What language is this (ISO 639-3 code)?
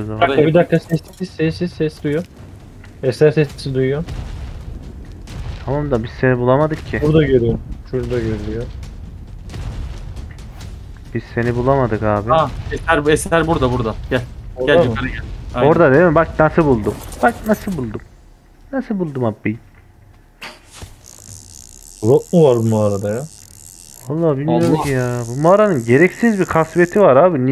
tur